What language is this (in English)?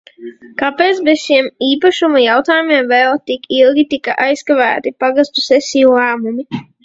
Latvian